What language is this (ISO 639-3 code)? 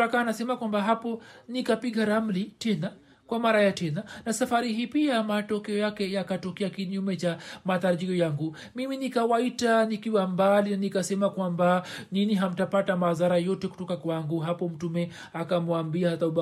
swa